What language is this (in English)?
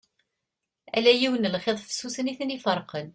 Kabyle